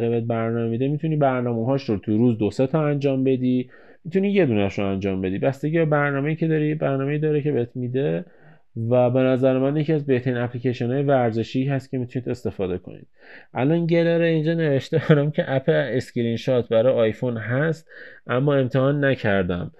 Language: Persian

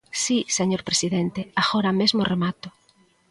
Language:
Galician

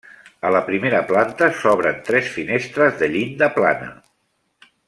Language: Catalan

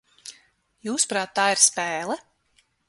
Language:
Latvian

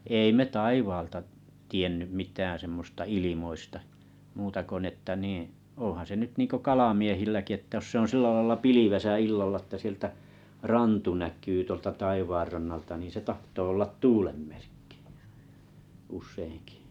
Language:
Finnish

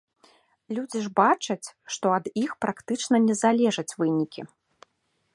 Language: Belarusian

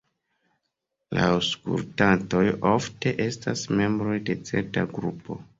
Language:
Esperanto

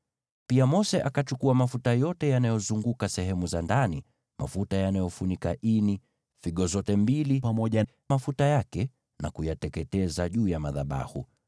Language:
Swahili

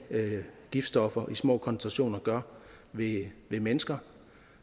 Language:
Danish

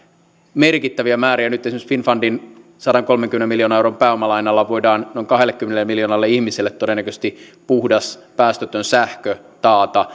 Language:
Finnish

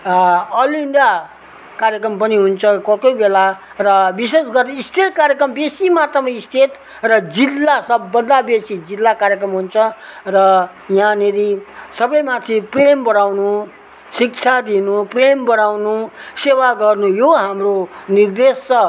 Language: Nepali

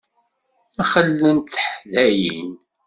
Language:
Kabyle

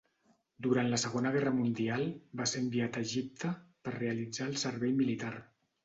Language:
Catalan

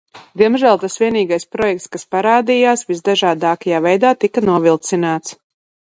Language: Latvian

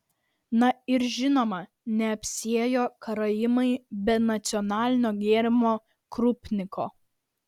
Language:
Lithuanian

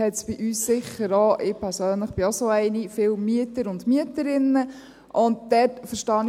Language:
Swiss German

